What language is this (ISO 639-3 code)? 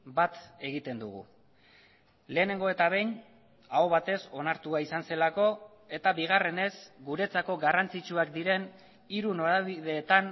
eus